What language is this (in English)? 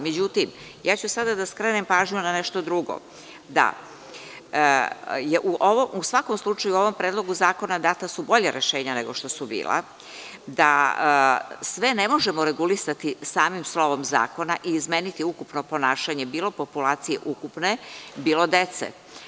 Serbian